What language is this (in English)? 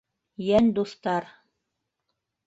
Bashkir